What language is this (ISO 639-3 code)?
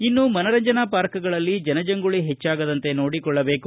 kan